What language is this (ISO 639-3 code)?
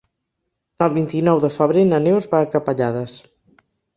cat